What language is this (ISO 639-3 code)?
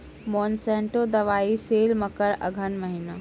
mai